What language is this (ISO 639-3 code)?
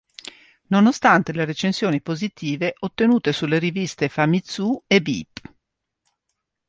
ita